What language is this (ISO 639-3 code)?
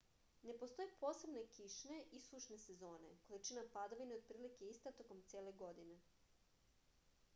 srp